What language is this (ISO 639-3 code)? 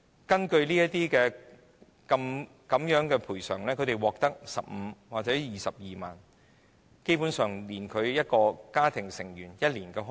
yue